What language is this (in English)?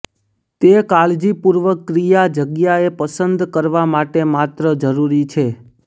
Gujarati